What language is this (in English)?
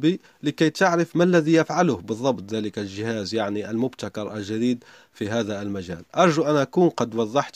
Arabic